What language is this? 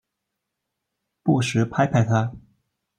Chinese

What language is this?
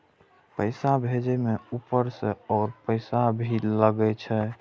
Maithili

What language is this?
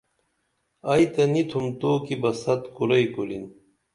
Dameli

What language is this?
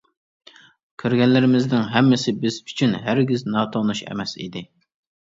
Uyghur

